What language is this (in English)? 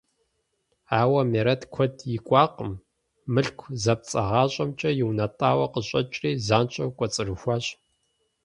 Kabardian